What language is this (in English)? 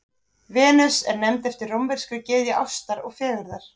Icelandic